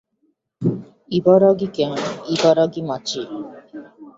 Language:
Japanese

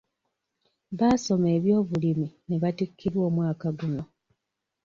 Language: Ganda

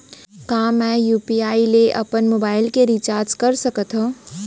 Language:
Chhattisgarhi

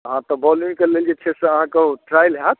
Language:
Maithili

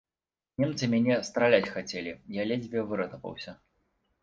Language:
Belarusian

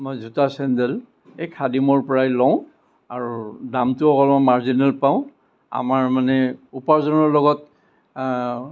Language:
Assamese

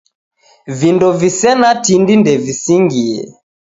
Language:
Taita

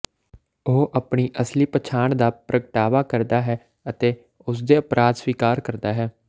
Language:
Punjabi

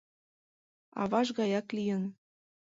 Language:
Mari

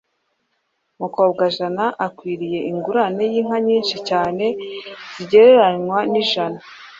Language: Kinyarwanda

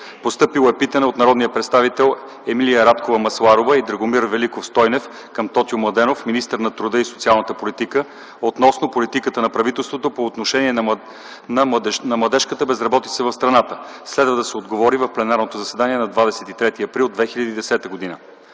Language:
Bulgarian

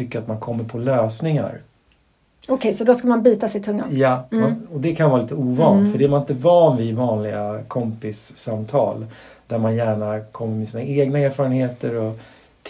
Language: Swedish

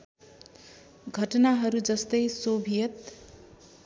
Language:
Nepali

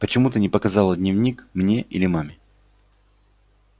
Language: Russian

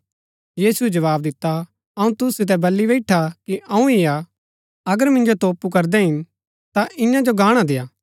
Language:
Gaddi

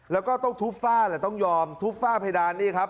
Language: Thai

